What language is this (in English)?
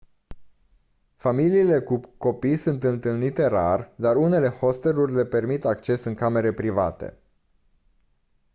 Romanian